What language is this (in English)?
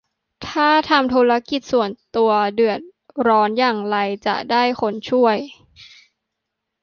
Thai